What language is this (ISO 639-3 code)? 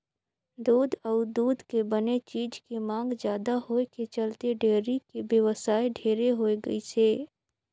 hne